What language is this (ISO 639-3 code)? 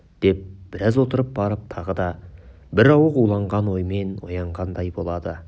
kaz